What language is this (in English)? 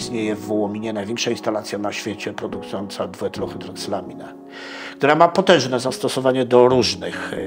Polish